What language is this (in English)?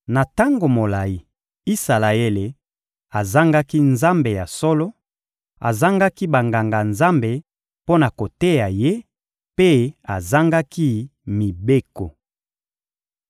Lingala